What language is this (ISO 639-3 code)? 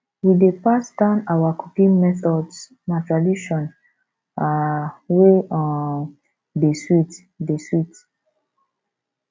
pcm